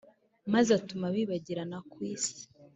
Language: Kinyarwanda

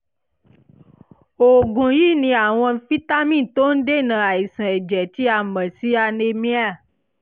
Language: Yoruba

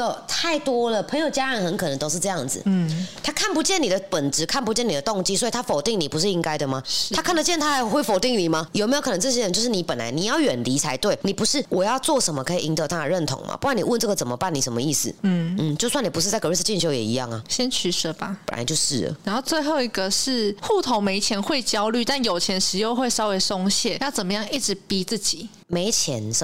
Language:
Chinese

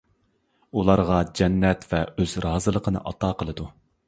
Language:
Uyghur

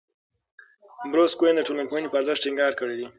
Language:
Pashto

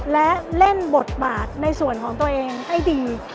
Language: Thai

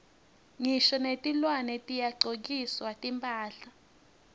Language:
Swati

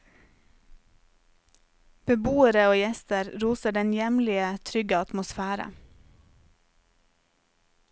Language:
Norwegian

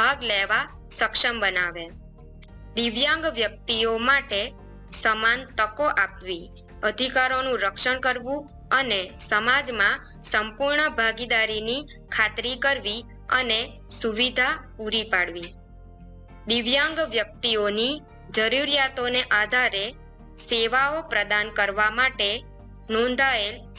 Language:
Gujarati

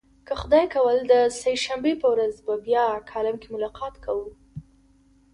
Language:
Pashto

